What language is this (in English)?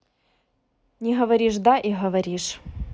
Russian